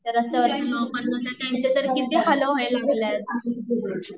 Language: Marathi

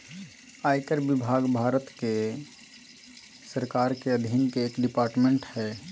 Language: Magahi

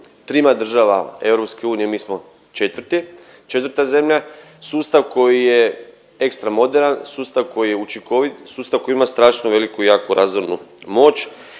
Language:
Croatian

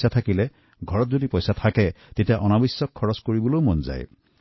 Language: Assamese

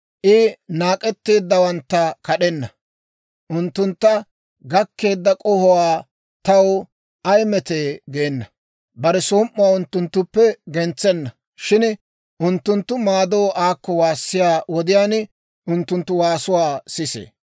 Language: Dawro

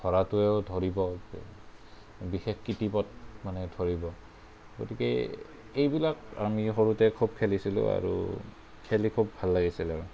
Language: Assamese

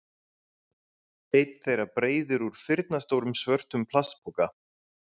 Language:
Icelandic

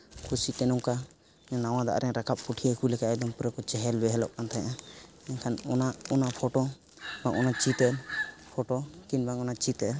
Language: Santali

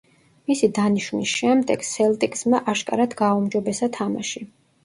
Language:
Georgian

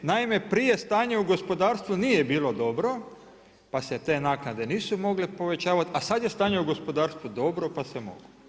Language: Croatian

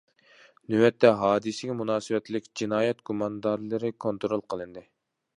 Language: Uyghur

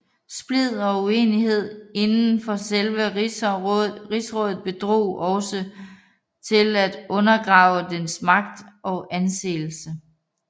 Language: Danish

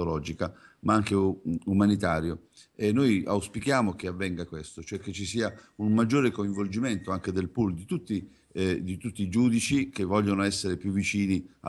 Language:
Italian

